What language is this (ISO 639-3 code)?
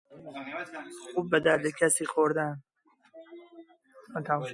fas